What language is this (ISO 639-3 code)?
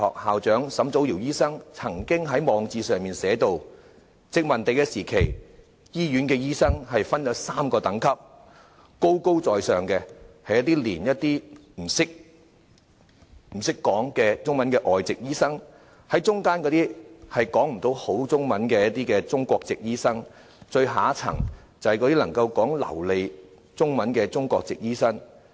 yue